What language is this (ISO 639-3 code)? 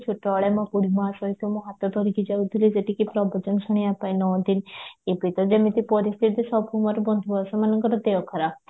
ori